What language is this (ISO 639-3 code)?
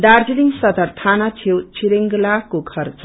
nep